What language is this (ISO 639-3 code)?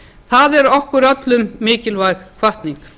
isl